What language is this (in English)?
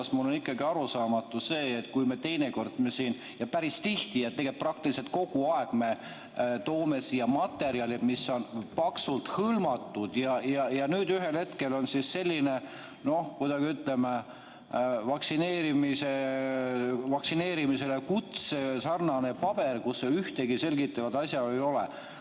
Estonian